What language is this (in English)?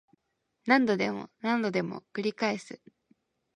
Japanese